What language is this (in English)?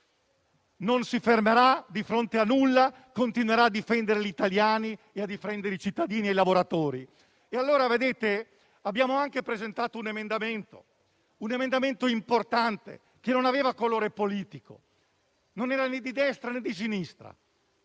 Italian